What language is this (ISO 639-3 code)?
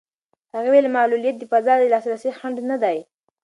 pus